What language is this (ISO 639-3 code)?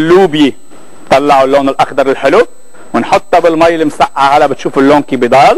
ara